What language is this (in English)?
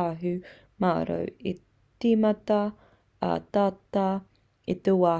Māori